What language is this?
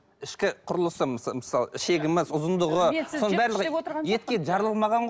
Kazakh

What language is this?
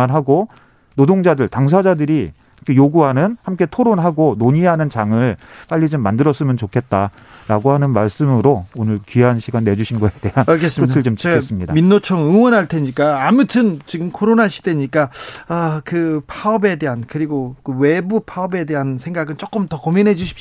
Korean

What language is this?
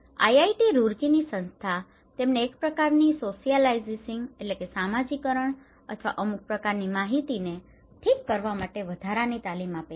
Gujarati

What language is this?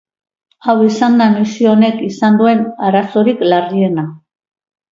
Basque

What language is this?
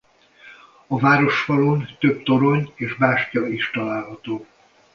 Hungarian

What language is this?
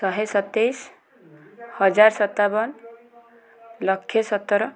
Odia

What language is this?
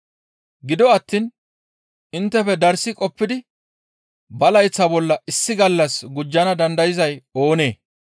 Gamo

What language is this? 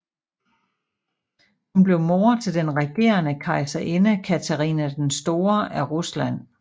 Danish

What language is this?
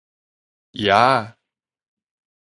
Min Nan Chinese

